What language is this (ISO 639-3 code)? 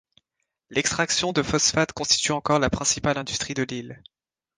fra